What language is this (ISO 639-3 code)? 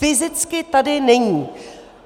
ces